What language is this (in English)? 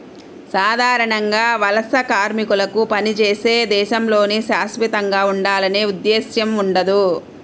Telugu